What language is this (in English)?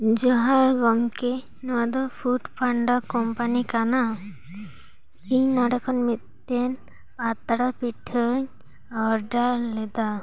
Santali